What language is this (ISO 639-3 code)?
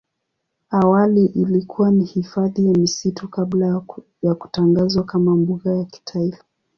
swa